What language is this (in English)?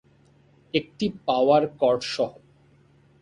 Bangla